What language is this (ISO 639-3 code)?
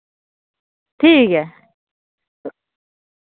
doi